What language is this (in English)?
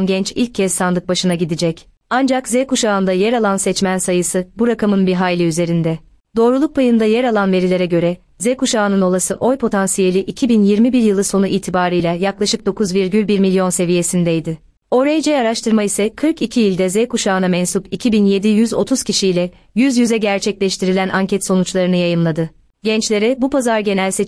Turkish